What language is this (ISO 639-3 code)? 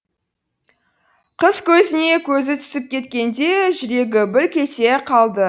kaz